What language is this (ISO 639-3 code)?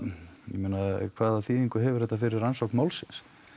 isl